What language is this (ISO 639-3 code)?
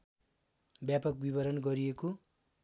nep